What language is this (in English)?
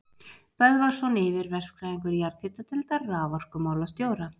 Icelandic